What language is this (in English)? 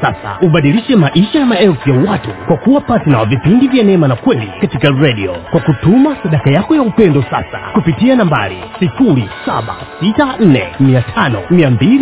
Swahili